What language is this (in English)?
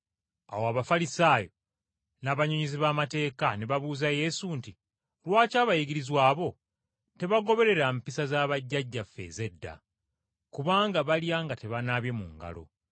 Ganda